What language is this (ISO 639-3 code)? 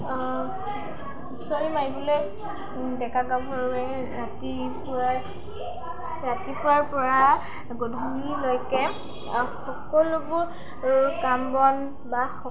asm